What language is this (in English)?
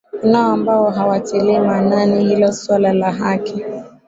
Swahili